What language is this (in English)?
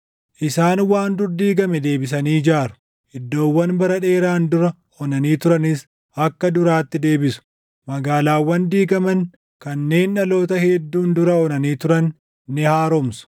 Oromo